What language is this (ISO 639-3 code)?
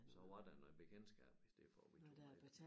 dan